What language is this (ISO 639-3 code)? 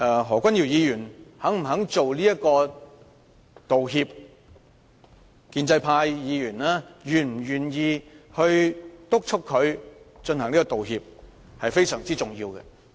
yue